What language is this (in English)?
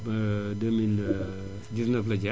Wolof